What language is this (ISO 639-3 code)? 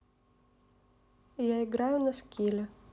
rus